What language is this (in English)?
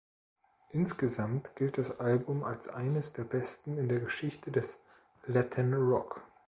German